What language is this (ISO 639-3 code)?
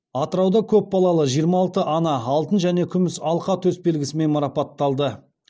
kaz